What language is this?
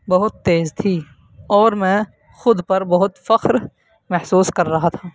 Urdu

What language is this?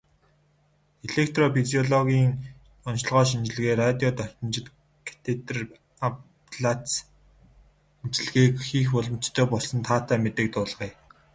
Mongolian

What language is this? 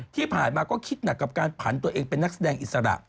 Thai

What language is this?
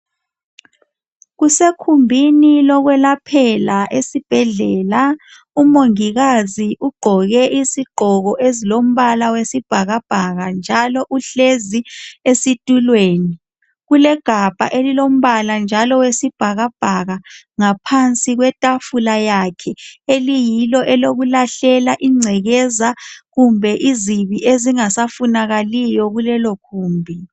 North Ndebele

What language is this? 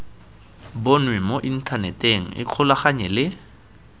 Tswana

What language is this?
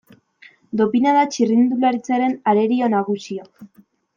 Basque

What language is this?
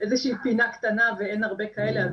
Hebrew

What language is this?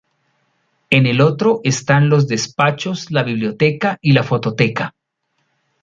Spanish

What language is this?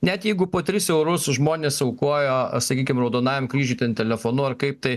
Lithuanian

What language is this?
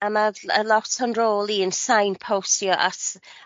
Welsh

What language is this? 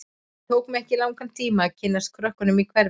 Icelandic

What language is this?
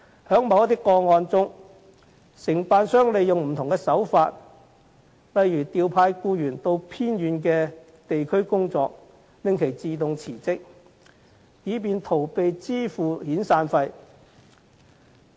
Cantonese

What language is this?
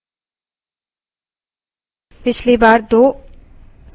Hindi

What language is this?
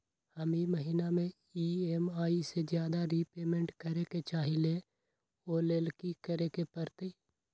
Magahi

